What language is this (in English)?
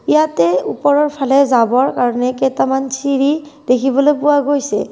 Assamese